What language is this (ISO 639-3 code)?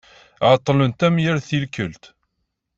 kab